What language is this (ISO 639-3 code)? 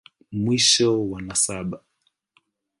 swa